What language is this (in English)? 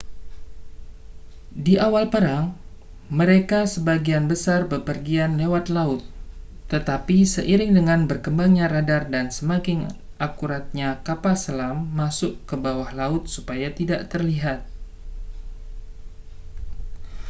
Indonesian